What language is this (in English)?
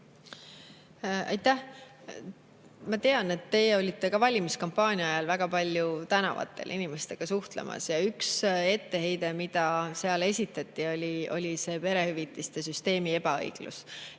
Estonian